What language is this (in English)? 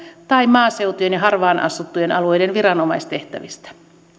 Finnish